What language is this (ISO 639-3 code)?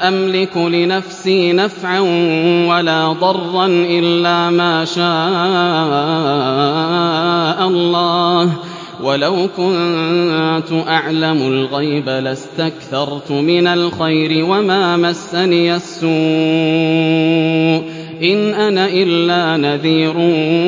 ara